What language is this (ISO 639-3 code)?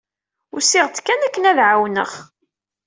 kab